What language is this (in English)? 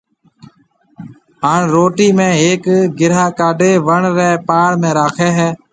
Marwari (Pakistan)